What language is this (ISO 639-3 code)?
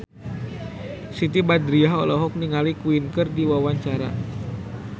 sun